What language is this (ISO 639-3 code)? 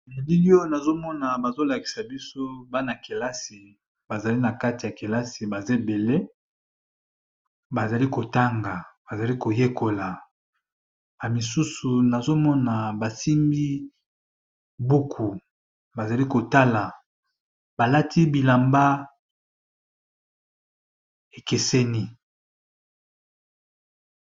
lin